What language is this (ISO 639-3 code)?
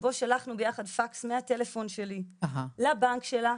heb